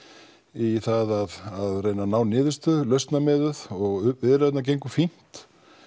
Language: Icelandic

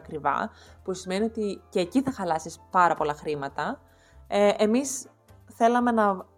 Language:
Greek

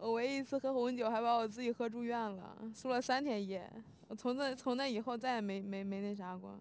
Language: Chinese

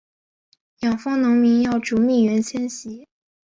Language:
Chinese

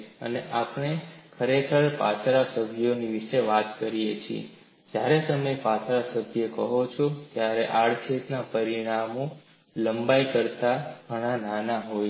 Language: Gujarati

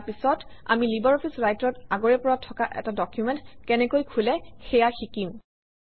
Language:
Assamese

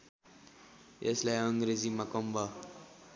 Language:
Nepali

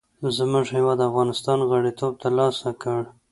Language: Pashto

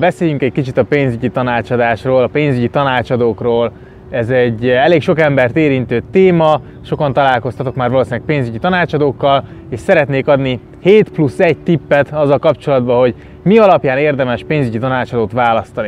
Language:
Hungarian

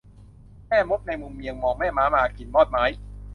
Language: Thai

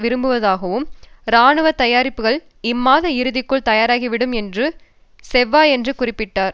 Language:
Tamil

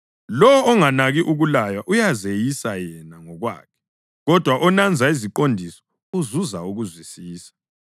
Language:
North Ndebele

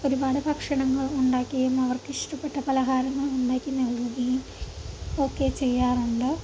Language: Malayalam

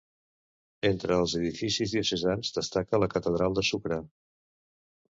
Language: Catalan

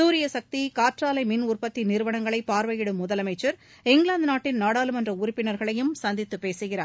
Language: Tamil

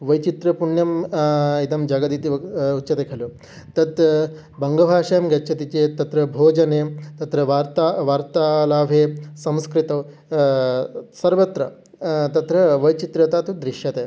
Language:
Sanskrit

